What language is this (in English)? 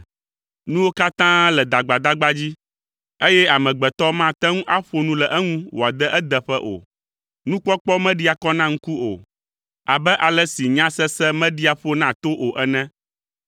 Ewe